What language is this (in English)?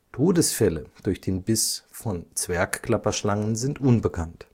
German